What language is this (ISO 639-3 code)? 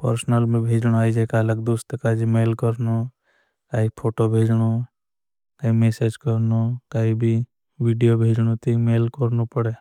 bhb